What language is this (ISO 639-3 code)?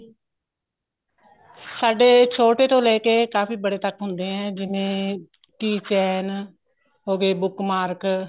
pan